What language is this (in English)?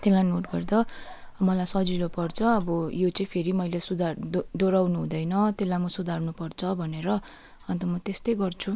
Nepali